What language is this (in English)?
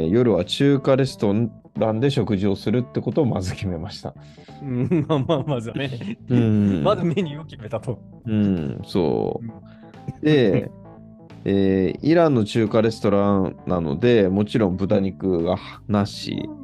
Japanese